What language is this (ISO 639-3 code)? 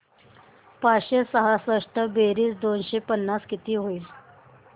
mar